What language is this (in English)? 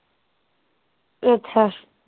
Punjabi